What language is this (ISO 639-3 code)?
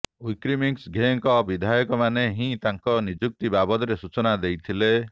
ori